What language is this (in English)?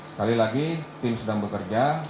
Indonesian